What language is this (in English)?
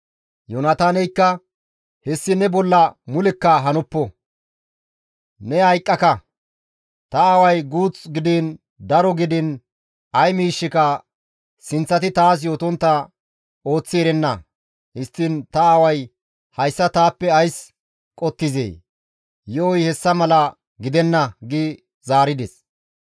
Gamo